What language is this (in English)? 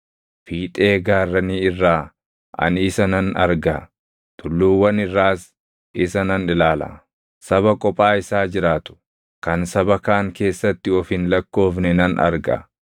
Oromo